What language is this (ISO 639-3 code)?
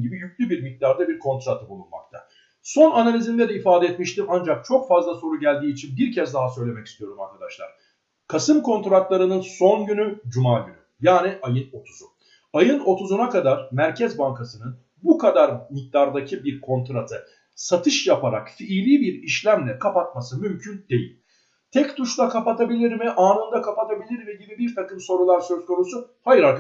tur